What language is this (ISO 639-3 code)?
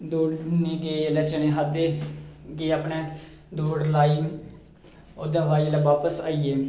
doi